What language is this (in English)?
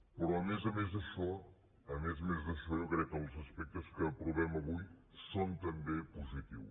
Catalan